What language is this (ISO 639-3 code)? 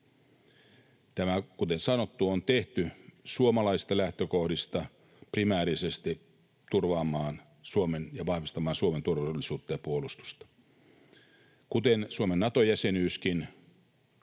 fin